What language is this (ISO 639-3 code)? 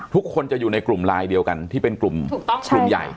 tha